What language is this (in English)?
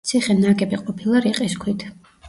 Georgian